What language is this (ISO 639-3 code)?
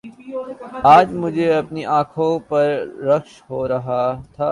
urd